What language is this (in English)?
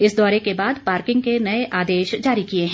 Hindi